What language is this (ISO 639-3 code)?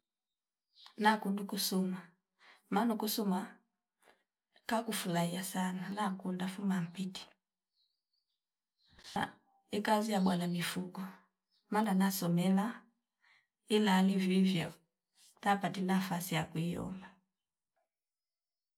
fip